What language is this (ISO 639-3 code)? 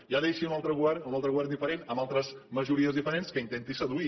cat